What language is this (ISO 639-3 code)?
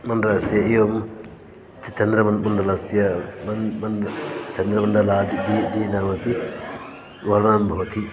san